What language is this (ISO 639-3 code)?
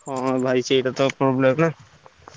ori